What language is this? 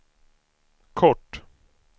Swedish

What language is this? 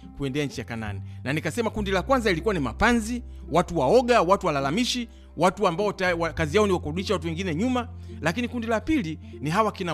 Swahili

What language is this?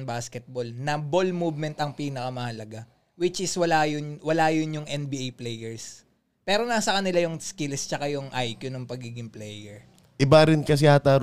Filipino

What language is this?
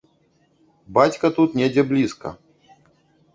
Belarusian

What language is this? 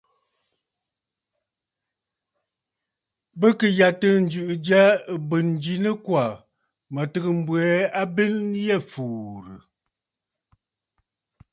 Bafut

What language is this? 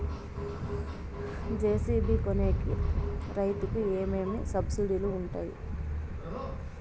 Telugu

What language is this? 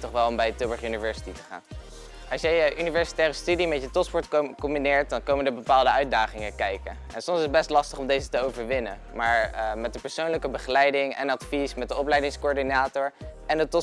Dutch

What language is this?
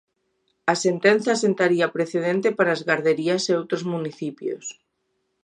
Galician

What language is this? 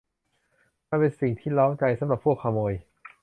Thai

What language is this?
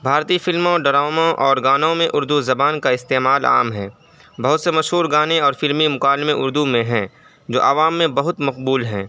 Urdu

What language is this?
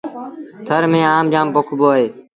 Sindhi Bhil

